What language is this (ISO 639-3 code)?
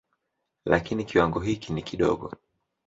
swa